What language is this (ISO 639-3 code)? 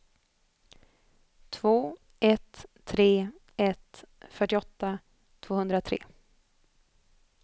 swe